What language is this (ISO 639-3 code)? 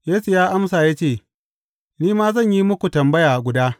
hau